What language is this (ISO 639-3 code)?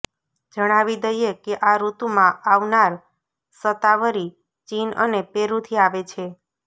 guj